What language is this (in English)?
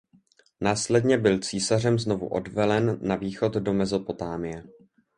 Czech